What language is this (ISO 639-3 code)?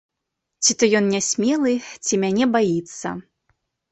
bel